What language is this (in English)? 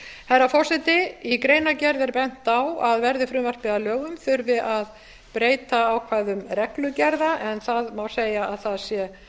Icelandic